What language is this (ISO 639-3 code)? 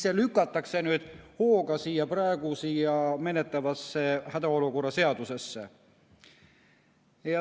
est